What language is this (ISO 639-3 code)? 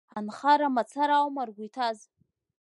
abk